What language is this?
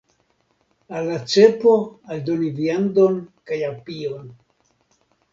Esperanto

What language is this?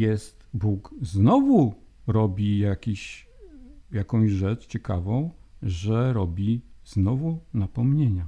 Polish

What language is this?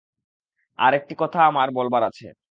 Bangla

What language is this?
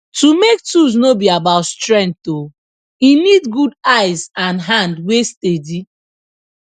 Nigerian Pidgin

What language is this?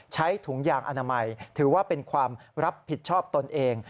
Thai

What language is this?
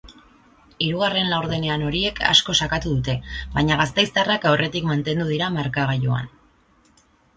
Basque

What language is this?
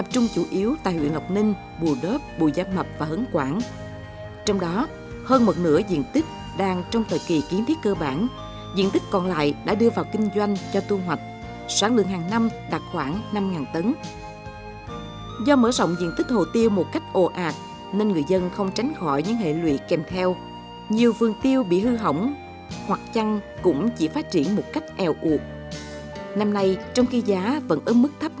Vietnamese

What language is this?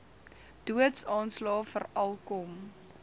Afrikaans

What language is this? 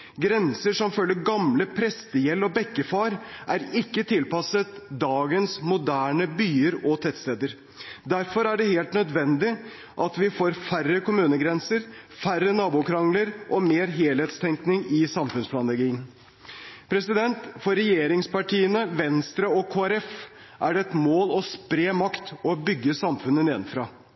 Norwegian Bokmål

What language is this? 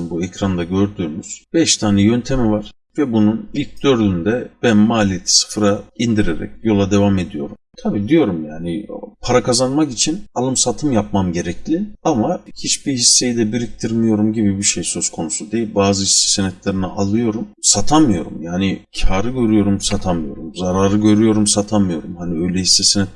Turkish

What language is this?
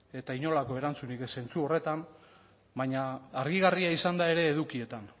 Basque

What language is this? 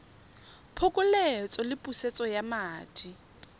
Tswana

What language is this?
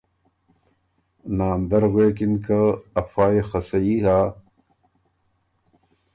Ormuri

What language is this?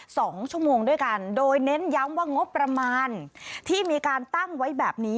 Thai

